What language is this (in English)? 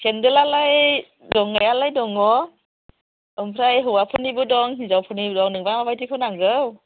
Bodo